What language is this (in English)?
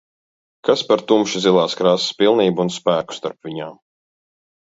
Latvian